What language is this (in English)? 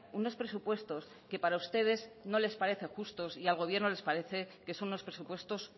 Spanish